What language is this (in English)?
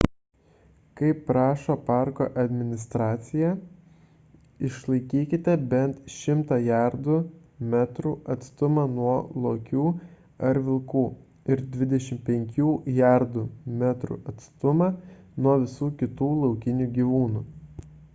Lithuanian